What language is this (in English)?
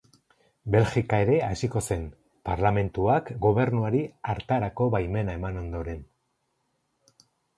Basque